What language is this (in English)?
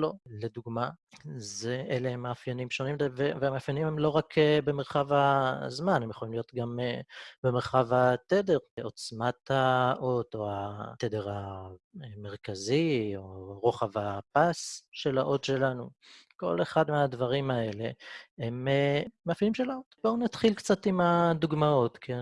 Hebrew